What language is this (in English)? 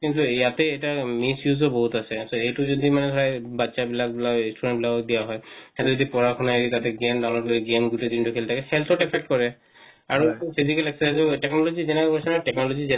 Assamese